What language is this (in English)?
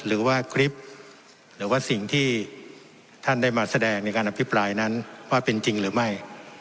Thai